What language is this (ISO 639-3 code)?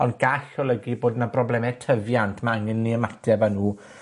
cym